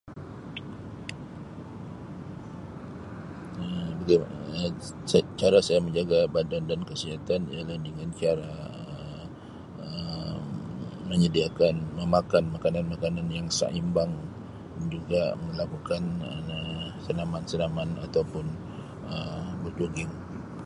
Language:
Sabah Malay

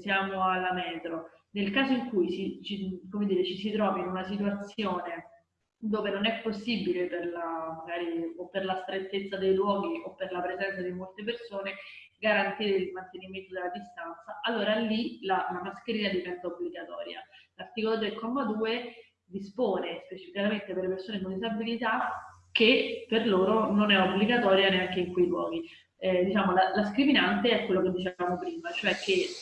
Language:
Italian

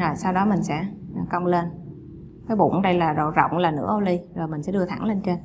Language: Vietnamese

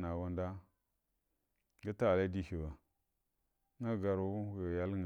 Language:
Buduma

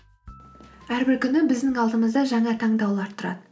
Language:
Kazakh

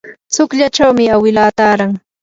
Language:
Yanahuanca Pasco Quechua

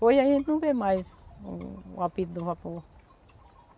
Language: Portuguese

